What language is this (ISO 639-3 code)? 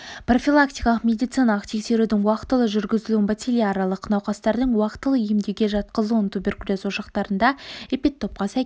kaz